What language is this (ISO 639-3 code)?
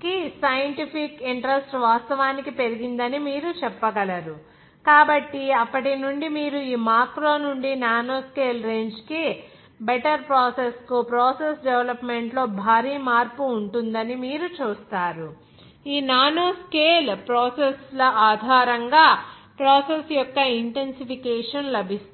tel